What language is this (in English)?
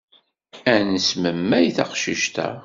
Kabyle